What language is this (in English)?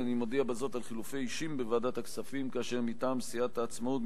Hebrew